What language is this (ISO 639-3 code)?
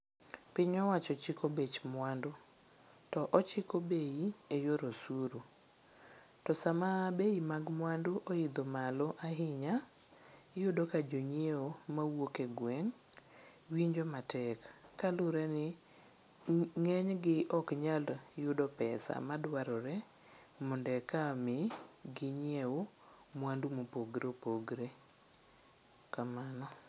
luo